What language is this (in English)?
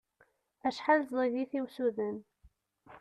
Kabyle